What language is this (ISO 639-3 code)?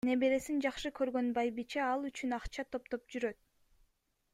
kir